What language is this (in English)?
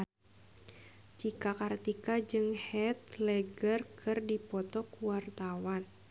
Sundanese